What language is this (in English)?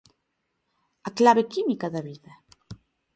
Galician